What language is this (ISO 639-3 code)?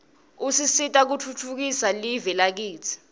ssw